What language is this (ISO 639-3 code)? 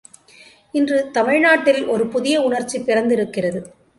tam